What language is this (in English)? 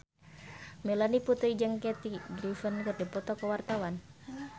Sundanese